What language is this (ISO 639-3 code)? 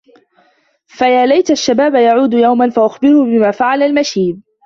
ara